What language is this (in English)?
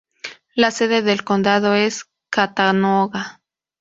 Spanish